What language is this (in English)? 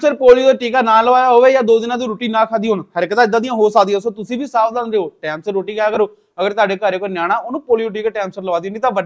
Hindi